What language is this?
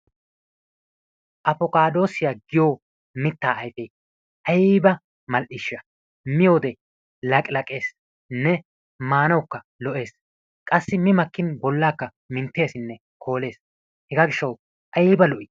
Wolaytta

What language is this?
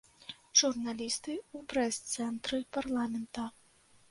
Belarusian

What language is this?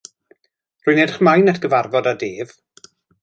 Welsh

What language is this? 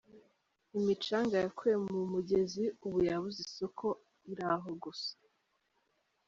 Kinyarwanda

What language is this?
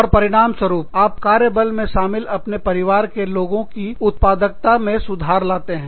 Hindi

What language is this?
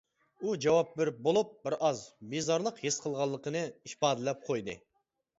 Uyghur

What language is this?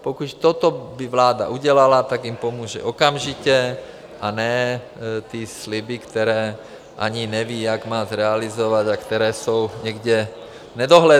Czech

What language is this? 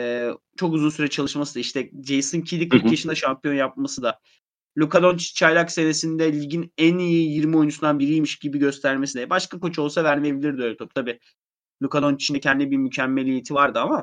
Turkish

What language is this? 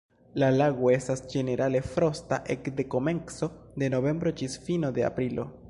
Esperanto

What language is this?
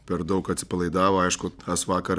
Lithuanian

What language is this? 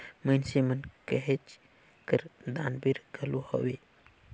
Chhattisgarhi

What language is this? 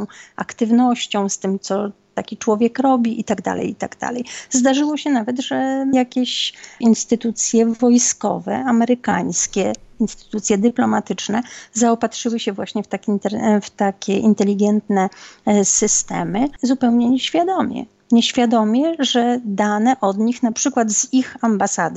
Polish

